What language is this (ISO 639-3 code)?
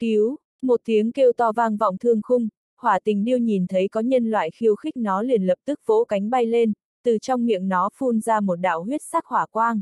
vie